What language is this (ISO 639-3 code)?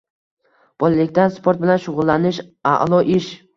uzb